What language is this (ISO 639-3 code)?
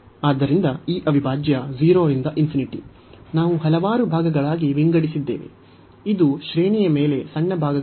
kan